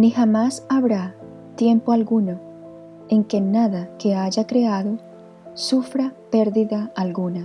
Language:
Spanish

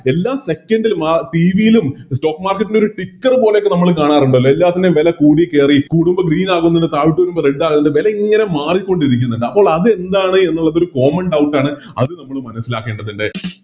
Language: Malayalam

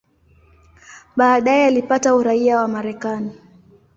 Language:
Swahili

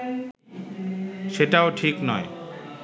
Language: Bangla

